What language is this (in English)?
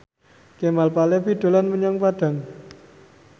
Javanese